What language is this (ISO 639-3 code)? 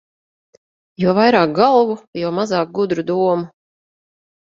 lav